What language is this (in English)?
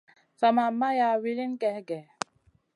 Masana